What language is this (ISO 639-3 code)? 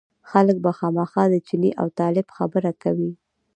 pus